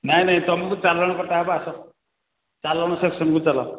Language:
Odia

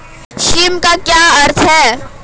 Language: Hindi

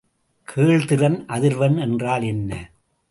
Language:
Tamil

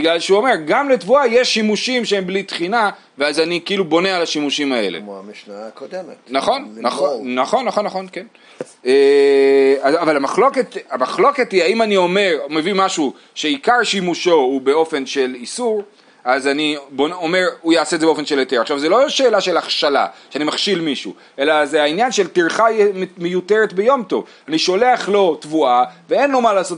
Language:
Hebrew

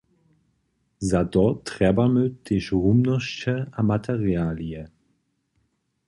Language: Upper Sorbian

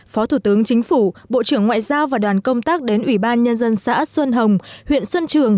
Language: Vietnamese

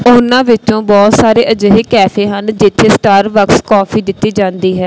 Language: Punjabi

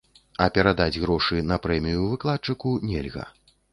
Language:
Belarusian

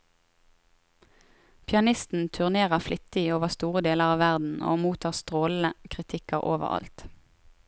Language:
Norwegian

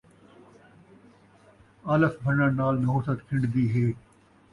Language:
Saraiki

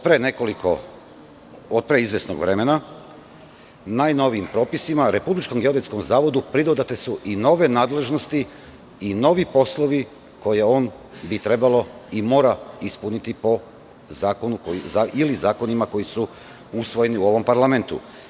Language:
Serbian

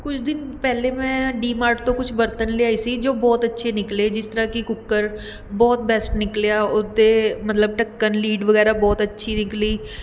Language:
Punjabi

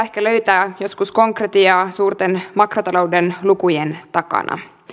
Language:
Finnish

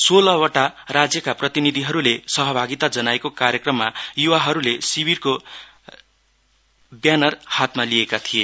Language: Nepali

